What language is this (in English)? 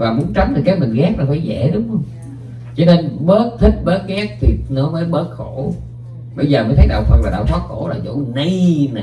Vietnamese